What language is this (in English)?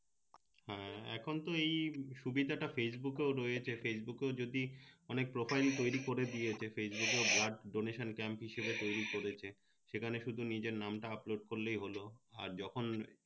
Bangla